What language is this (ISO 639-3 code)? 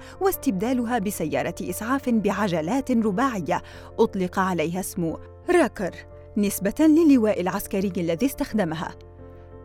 ara